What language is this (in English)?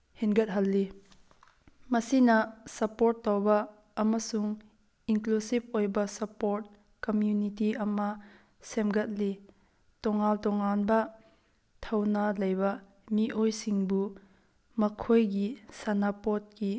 Manipuri